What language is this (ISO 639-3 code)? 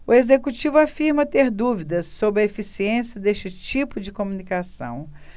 por